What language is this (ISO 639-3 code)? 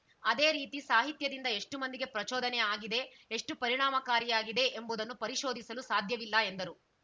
kan